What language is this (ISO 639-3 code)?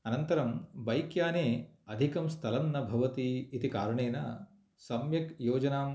san